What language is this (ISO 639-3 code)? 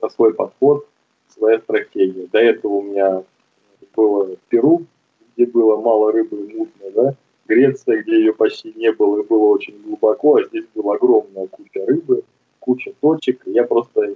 rus